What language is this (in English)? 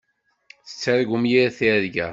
Kabyle